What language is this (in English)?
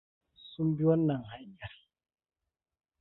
Hausa